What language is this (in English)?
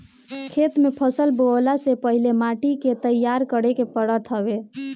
Bhojpuri